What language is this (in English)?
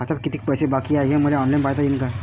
Marathi